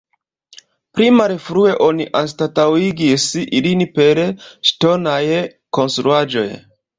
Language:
Esperanto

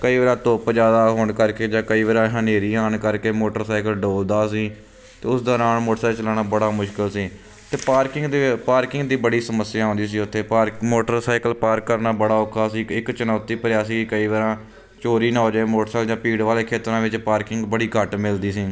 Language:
Punjabi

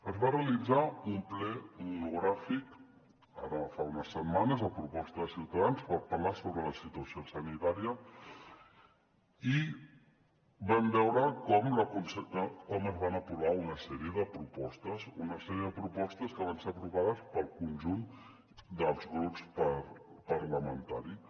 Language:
Catalan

